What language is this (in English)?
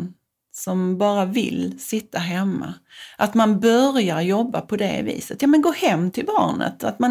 Swedish